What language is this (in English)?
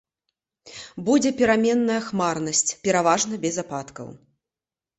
Belarusian